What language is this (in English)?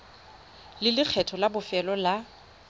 Tswana